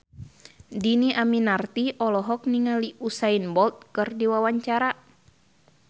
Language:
Sundanese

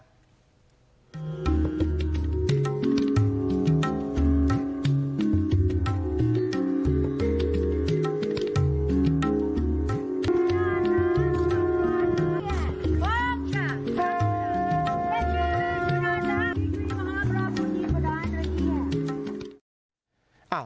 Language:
Thai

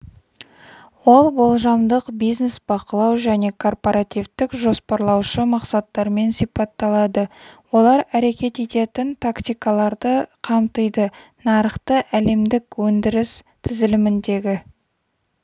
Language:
Kazakh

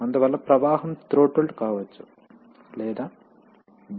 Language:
Telugu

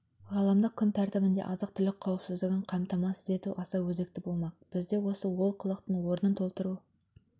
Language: Kazakh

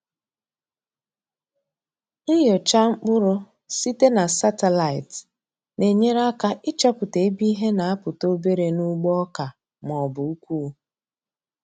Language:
Igbo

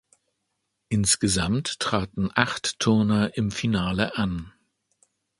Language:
German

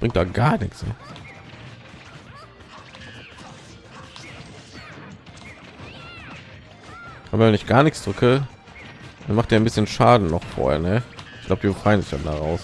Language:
German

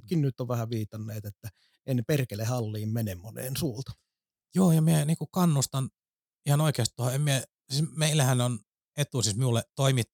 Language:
Finnish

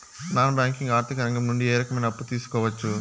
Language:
Telugu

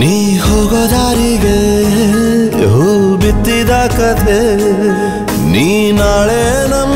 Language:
Arabic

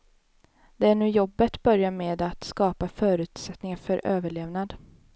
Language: Swedish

